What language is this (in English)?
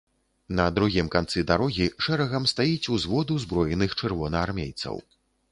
Belarusian